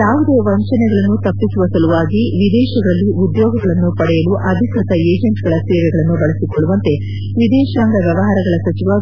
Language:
Kannada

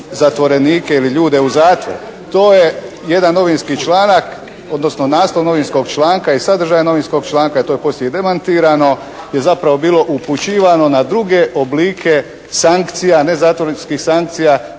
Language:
Croatian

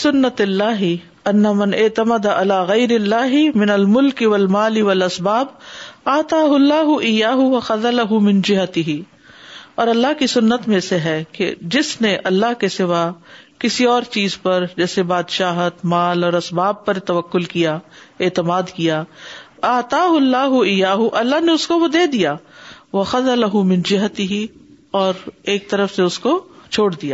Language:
Urdu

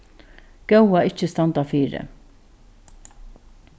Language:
Faroese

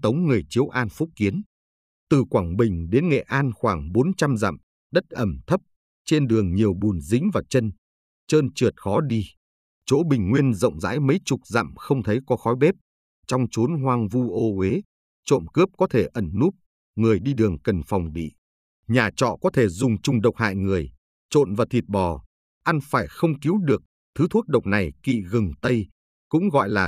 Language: Vietnamese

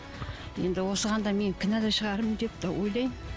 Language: Kazakh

